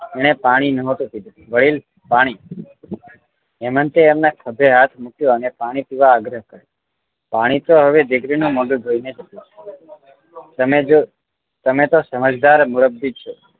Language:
Gujarati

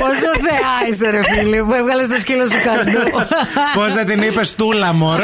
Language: Greek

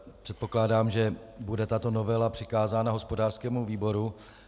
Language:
Czech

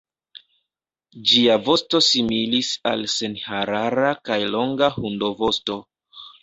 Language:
Esperanto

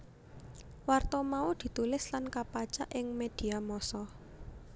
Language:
Javanese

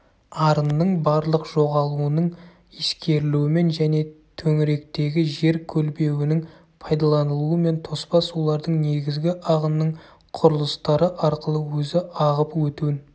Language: Kazakh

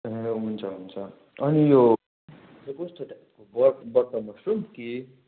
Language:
Nepali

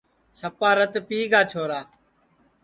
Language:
Sansi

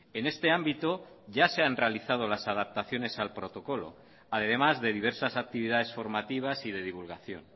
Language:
Spanish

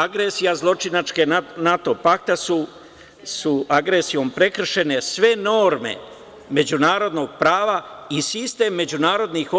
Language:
Serbian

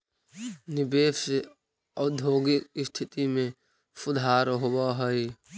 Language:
Magahi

